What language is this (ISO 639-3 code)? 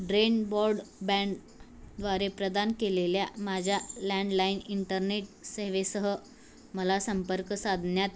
mar